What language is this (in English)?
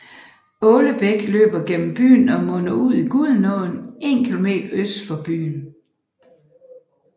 Danish